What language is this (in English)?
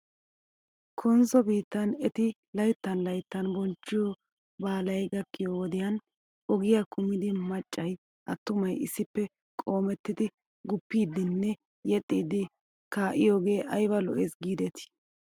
Wolaytta